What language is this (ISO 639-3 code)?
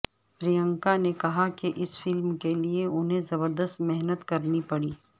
urd